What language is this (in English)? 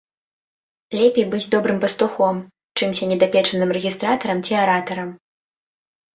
Belarusian